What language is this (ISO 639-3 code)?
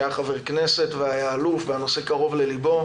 heb